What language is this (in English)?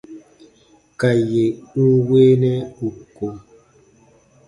Baatonum